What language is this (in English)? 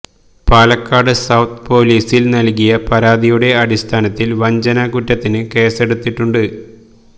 Malayalam